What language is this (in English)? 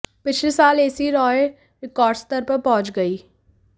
Hindi